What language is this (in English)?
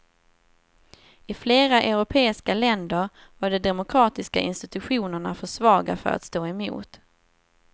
Swedish